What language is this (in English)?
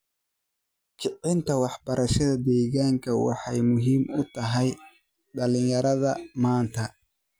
Somali